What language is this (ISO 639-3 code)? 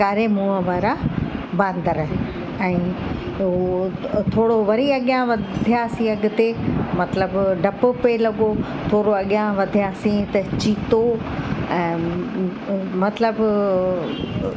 snd